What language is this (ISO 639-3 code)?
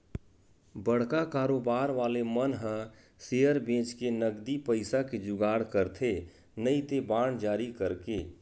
hne